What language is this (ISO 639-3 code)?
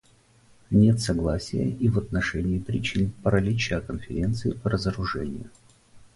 rus